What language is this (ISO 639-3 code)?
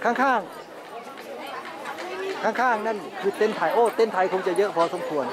tha